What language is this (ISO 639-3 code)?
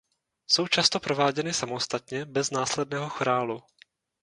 ces